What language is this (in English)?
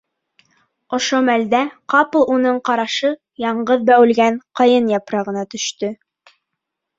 Bashkir